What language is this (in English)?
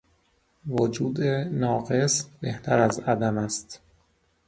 Persian